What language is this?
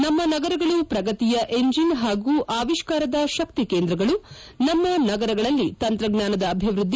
Kannada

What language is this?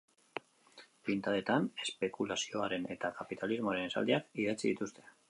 Basque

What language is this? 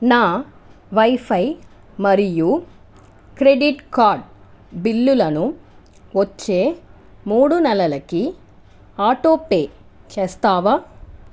Telugu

